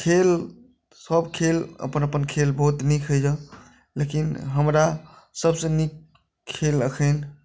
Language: Maithili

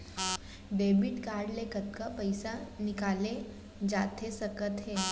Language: Chhattisgarhi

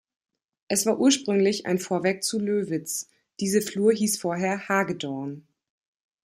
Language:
German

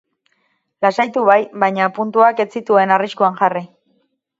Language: Basque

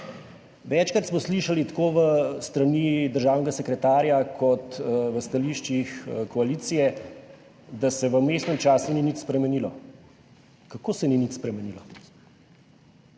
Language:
Slovenian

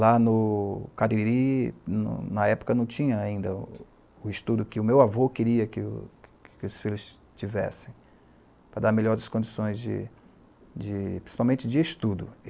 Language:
Portuguese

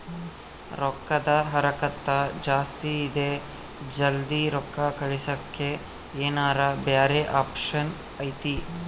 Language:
Kannada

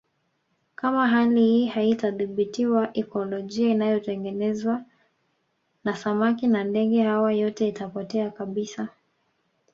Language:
Swahili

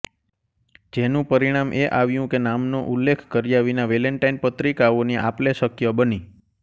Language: Gujarati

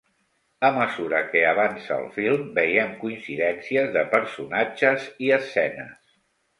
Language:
Catalan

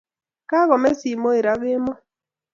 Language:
Kalenjin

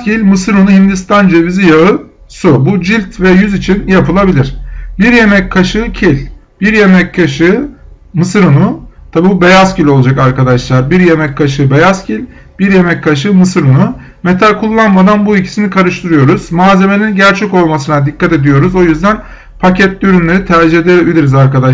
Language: Turkish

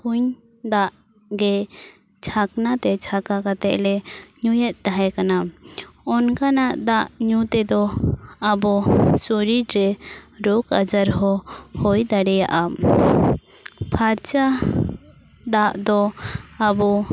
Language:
Santali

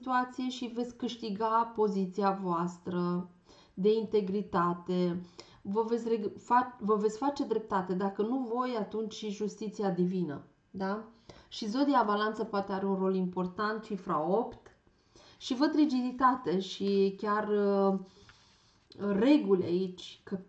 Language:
Romanian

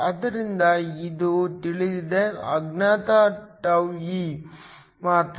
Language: Kannada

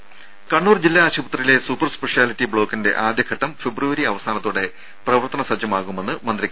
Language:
Malayalam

